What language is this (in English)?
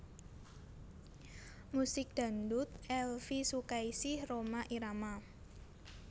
Javanese